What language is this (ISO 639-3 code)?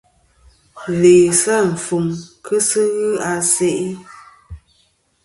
bkm